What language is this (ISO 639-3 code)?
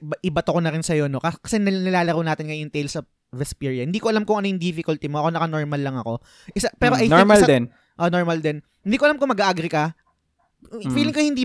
fil